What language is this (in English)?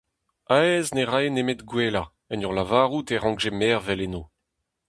Breton